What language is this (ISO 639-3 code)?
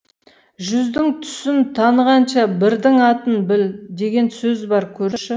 kaz